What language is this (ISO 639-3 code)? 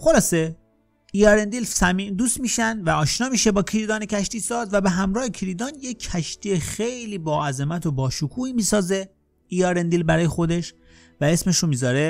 fas